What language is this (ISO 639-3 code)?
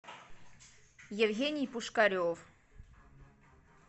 rus